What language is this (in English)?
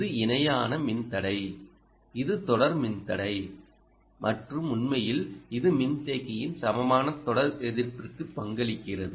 Tamil